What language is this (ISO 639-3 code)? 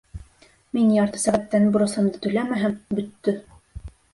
bak